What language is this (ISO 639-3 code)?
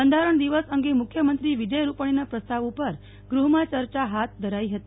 guj